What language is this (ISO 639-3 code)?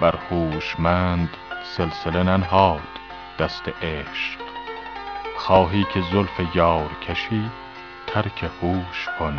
fas